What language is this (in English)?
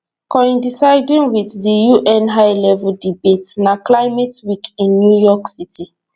Nigerian Pidgin